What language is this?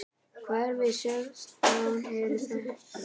Icelandic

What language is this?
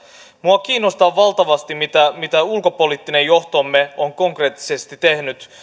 Finnish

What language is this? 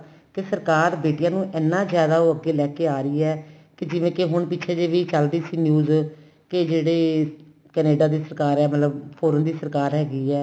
Punjabi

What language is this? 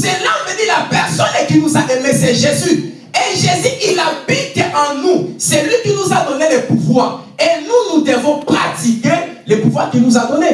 French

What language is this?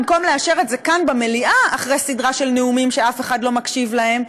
Hebrew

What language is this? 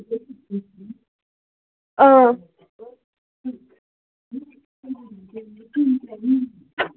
Kashmiri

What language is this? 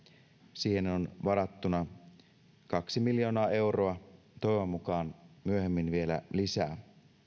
Finnish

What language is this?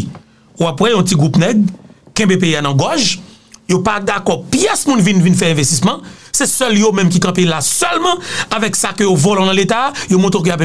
French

